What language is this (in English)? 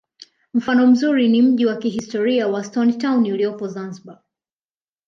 Swahili